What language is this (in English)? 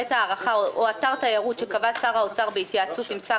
Hebrew